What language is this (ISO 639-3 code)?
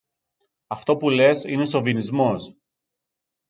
ell